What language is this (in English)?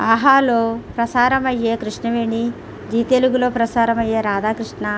Telugu